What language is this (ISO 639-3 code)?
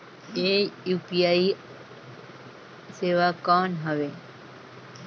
hne